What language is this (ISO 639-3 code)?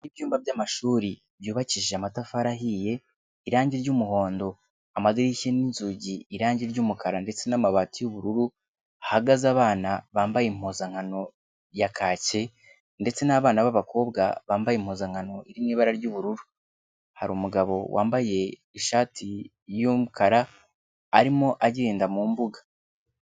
kin